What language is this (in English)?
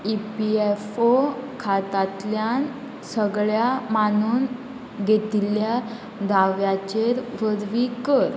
Konkani